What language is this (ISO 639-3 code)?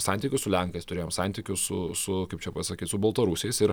lit